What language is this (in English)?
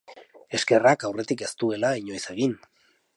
Basque